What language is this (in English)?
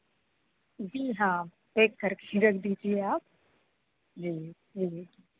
Hindi